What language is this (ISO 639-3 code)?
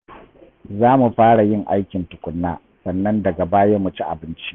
hau